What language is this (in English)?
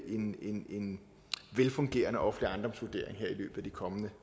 Danish